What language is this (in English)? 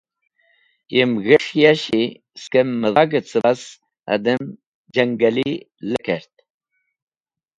Wakhi